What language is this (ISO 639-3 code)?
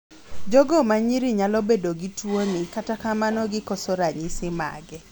luo